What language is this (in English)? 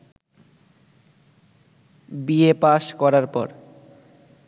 Bangla